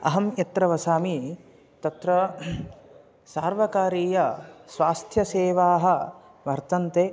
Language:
Sanskrit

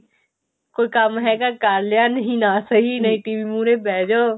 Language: Punjabi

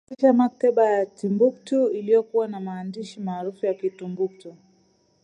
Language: Swahili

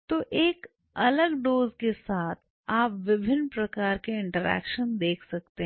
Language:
Hindi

